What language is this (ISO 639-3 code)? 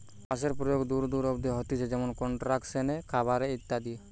ben